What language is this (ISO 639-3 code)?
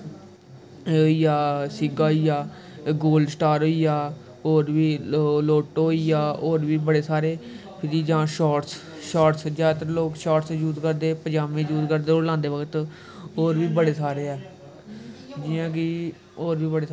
doi